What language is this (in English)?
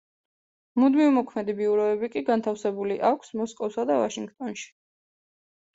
Georgian